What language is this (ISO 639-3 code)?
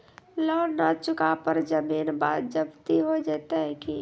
mai